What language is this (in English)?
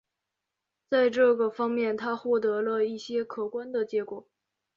Chinese